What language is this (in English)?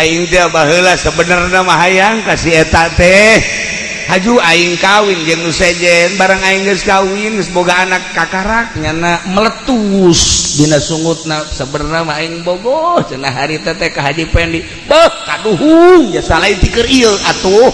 Indonesian